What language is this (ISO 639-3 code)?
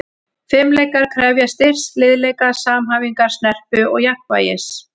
isl